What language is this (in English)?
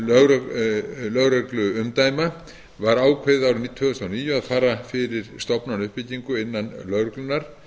Icelandic